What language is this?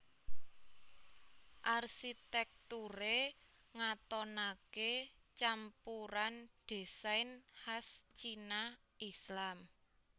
Javanese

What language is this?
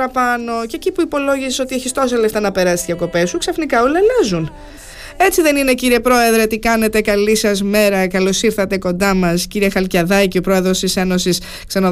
Greek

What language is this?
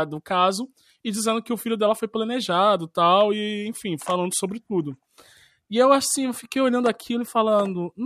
Portuguese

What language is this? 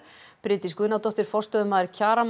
Icelandic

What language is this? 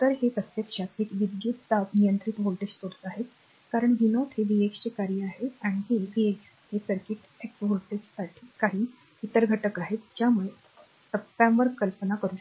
Marathi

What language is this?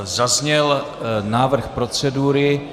Czech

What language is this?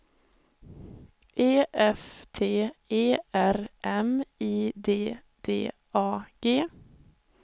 Swedish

